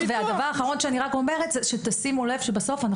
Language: Hebrew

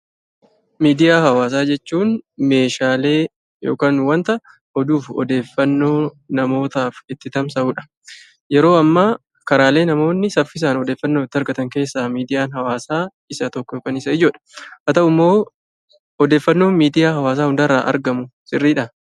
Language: Oromo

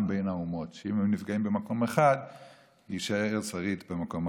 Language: Hebrew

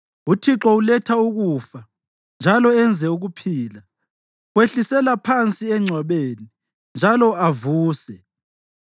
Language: North Ndebele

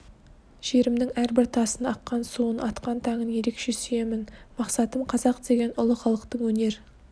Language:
Kazakh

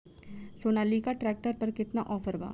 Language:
Bhojpuri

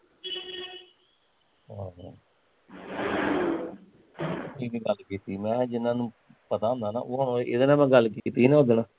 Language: Punjabi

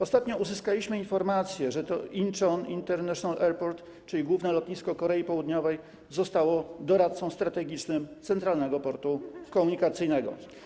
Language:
Polish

